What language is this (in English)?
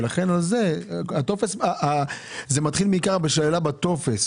Hebrew